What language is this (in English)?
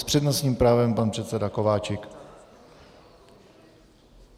Czech